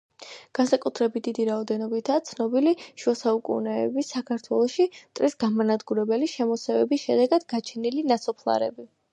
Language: Georgian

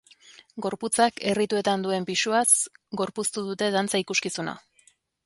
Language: Basque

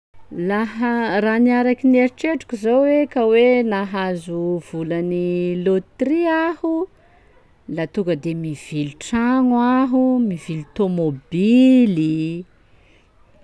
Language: Sakalava Malagasy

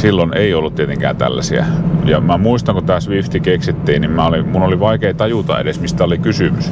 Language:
Finnish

